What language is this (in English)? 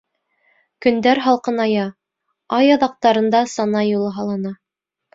Bashkir